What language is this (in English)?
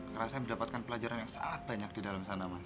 Indonesian